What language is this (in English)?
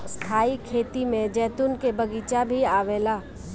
Bhojpuri